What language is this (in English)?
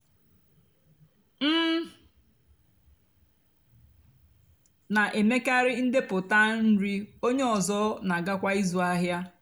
Igbo